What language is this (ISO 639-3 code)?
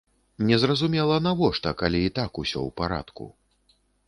bel